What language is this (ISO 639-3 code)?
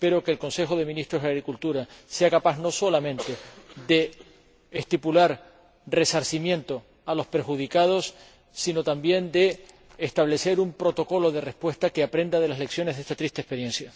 spa